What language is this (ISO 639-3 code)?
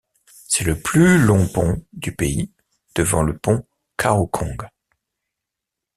fra